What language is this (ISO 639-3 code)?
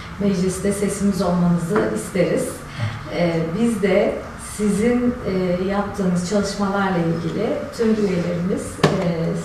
tur